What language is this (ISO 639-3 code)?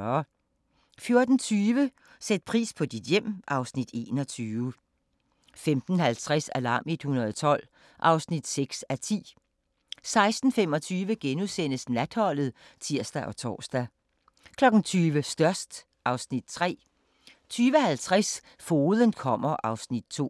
dan